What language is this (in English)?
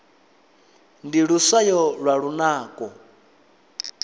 Venda